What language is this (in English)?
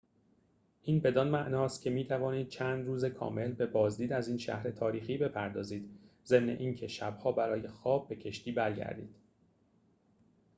Persian